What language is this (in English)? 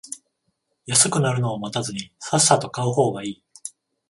Japanese